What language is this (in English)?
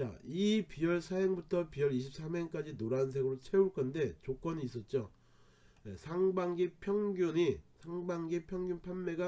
Korean